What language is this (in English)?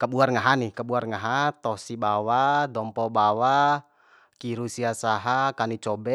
Bima